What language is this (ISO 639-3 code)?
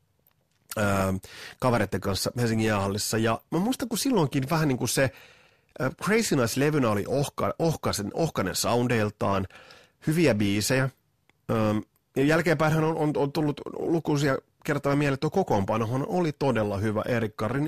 fin